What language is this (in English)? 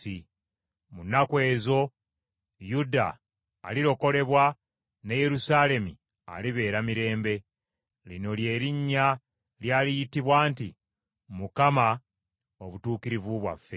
Ganda